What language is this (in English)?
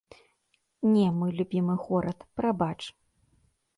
Belarusian